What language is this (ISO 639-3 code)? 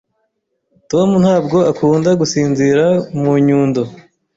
kin